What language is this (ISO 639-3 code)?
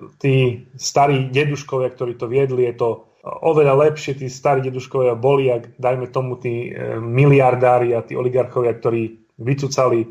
slk